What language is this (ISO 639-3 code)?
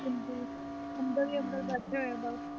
pan